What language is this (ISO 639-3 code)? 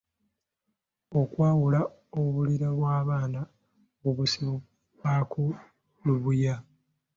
lug